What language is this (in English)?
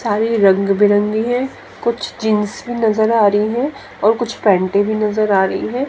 Hindi